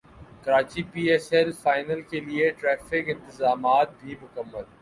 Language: Urdu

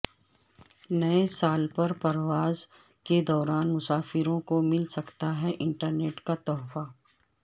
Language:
Urdu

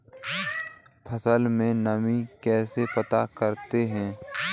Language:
Hindi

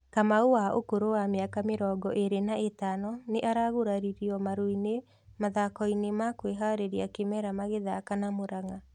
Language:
Kikuyu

